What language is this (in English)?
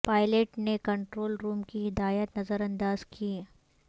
Urdu